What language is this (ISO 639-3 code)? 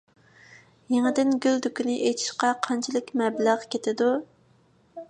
uig